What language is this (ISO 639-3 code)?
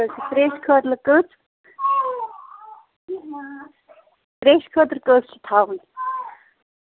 kas